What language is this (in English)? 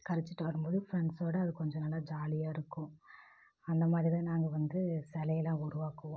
Tamil